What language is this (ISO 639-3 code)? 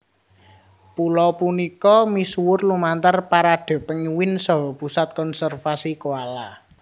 jav